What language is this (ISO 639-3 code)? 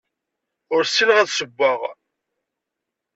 kab